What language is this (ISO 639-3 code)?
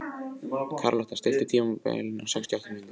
isl